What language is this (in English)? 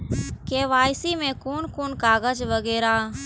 Maithili